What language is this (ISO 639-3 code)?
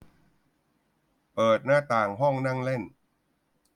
tha